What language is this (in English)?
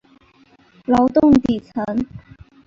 Chinese